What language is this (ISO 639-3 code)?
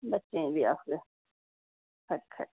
doi